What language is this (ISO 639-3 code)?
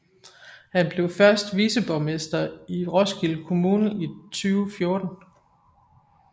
dan